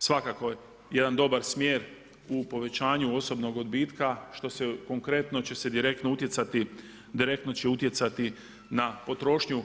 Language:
Croatian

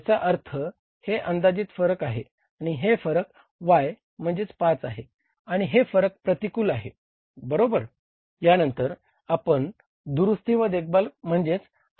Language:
Marathi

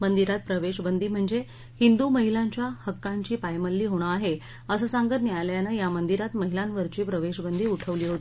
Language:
Marathi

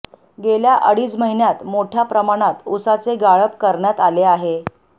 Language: Marathi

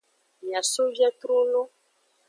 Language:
Aja (Benin)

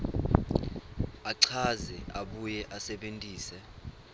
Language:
Swati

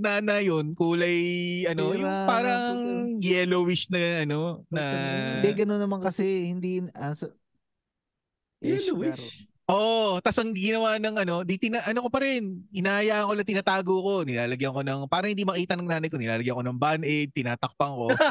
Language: Filipino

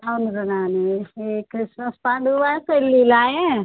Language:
Telugu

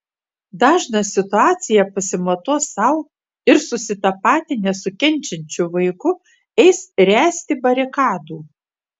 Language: Lithuanian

